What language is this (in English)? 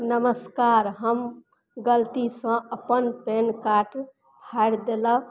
Maithili